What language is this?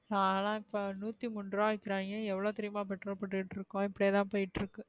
Tamil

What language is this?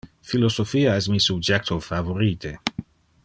Interlingua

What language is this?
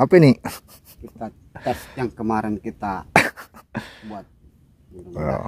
Indonesian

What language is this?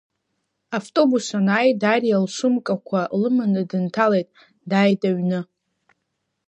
Abkhazian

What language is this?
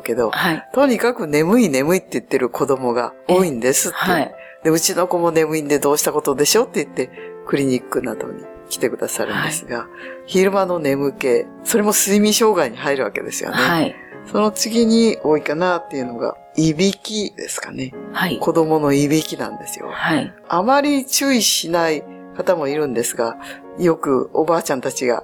Japanese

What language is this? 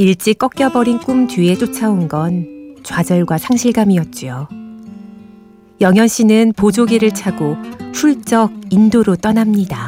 Korean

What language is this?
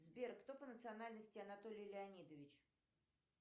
Russian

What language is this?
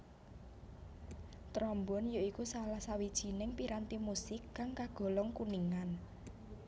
Javanese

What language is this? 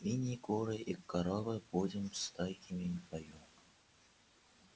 Russian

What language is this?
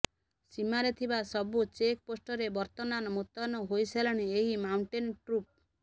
Odia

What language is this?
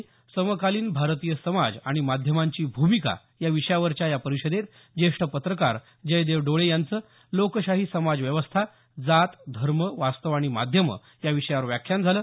Marathi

